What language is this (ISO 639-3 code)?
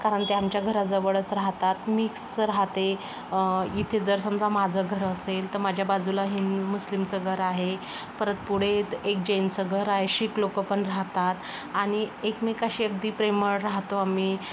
mar